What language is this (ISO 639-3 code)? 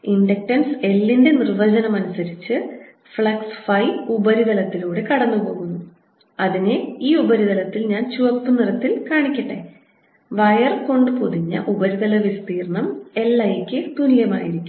mal